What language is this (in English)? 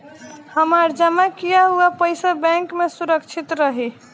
Bhojpuri